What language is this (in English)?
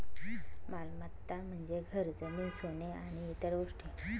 Marathi